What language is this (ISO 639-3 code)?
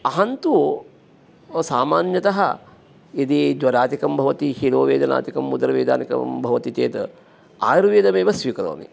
san